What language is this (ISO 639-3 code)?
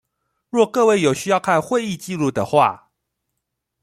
zho